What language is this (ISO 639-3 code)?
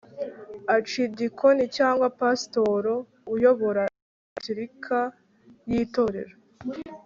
kin